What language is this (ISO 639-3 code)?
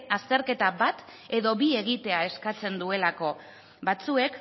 eus